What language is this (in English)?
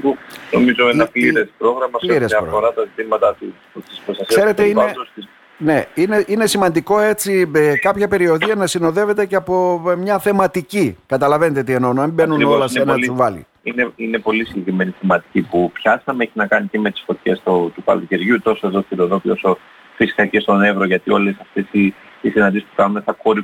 Greek